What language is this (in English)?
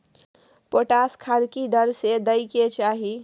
Maithili